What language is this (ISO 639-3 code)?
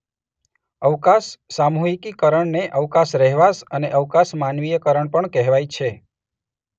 guj